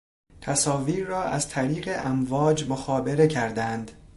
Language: Persian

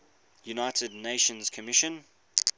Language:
English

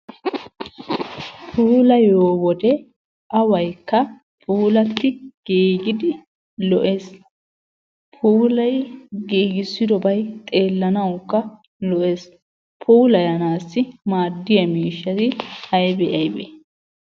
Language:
Wolaytta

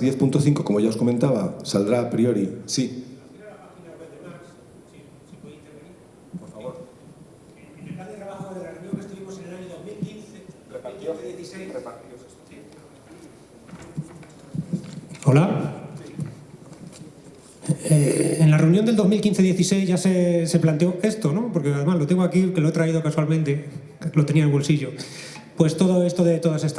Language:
Spanish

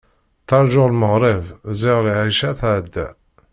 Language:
Kabyle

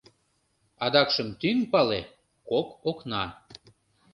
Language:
Mari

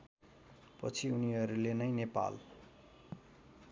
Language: Nepali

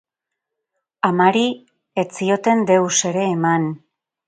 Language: Basque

